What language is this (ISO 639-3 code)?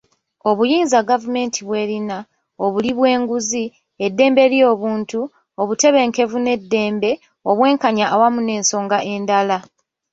lug